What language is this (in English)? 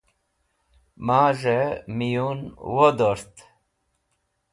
Wakhi